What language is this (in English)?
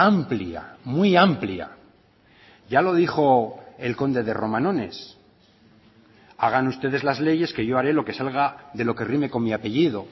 Spanish